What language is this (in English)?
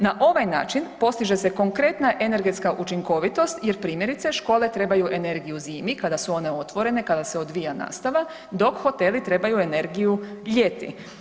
Croatian